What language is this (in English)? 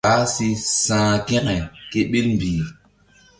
Mbum